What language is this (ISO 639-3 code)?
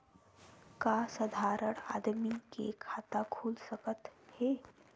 hne